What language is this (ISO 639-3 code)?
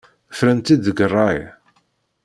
kab